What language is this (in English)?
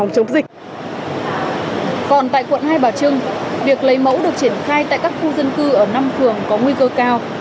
Vietnamese